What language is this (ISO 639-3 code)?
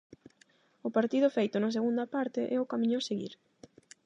glg